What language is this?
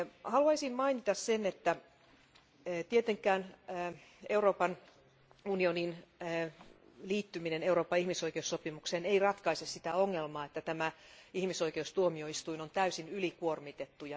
Finnish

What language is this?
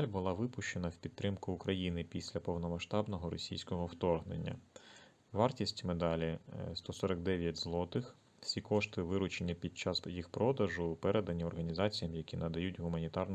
Ukrainian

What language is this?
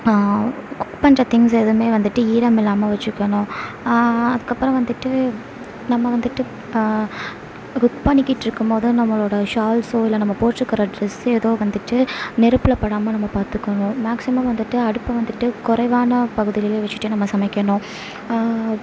Tamil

